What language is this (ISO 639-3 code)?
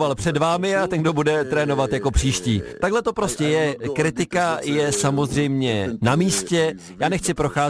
ces